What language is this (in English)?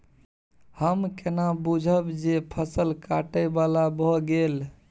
Maithili